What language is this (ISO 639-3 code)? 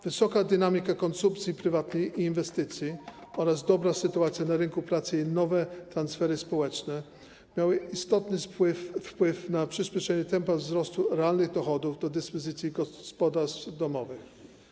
pol